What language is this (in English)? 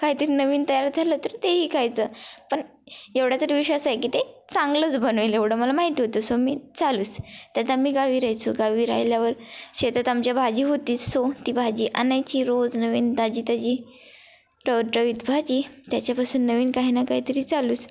Marathi